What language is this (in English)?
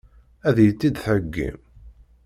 Kabyle